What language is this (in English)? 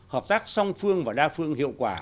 Vietnamese